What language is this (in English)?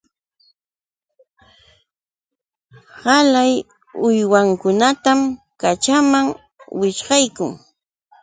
Yauyos Quechua